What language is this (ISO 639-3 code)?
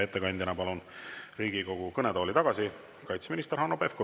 est